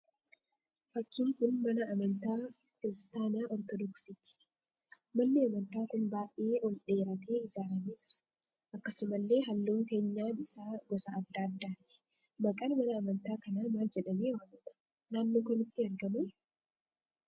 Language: Oromo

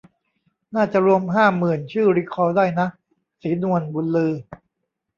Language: Thai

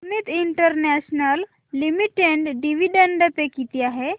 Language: Marathi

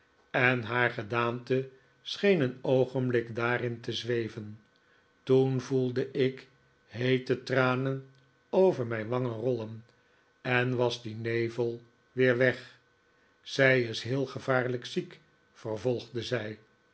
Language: Dutch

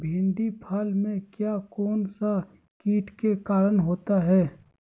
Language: Magahi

